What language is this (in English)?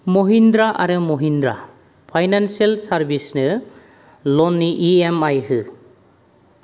Bodo